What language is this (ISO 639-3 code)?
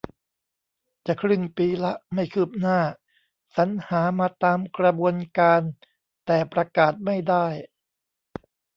tha